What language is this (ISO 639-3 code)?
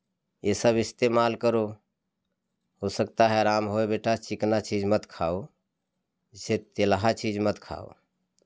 hin